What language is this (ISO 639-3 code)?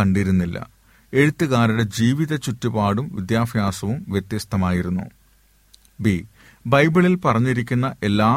mal